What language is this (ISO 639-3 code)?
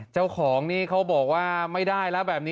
tha